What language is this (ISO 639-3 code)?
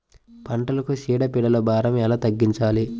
tel